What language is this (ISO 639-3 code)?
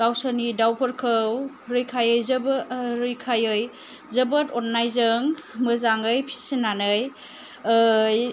brx